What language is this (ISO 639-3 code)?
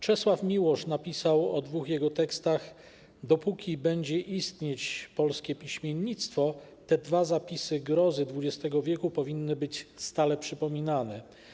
pol